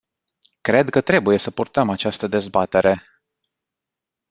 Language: Romanian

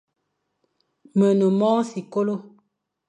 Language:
Fang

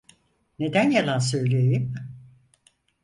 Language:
Turkish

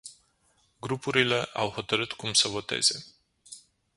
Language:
Romanian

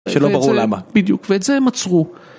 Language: Hebrew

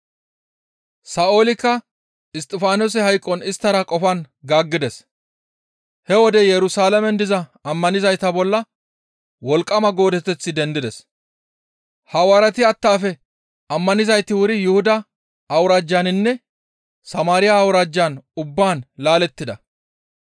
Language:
Gamo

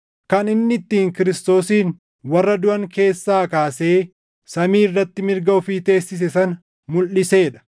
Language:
Oromo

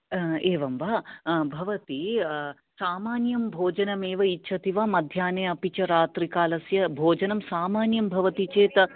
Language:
Sanskrit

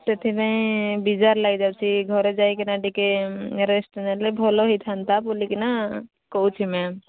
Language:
Odia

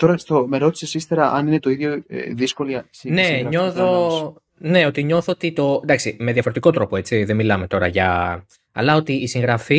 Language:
Greek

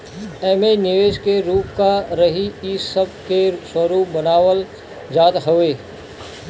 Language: Bhojpuri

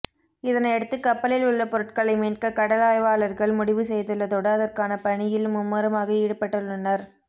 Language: Tamil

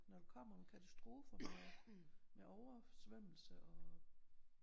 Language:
Danish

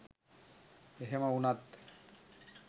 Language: Sinhala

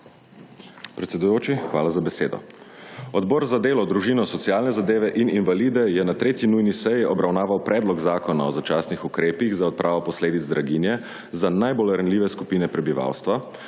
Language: Slovenian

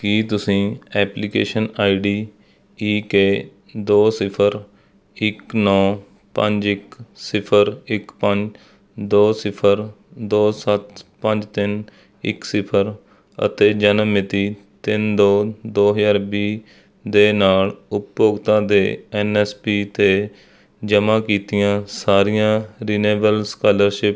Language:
Punjabi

